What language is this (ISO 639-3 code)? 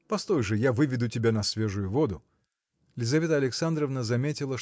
rus